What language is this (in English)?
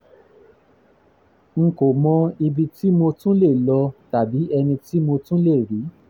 Yoruba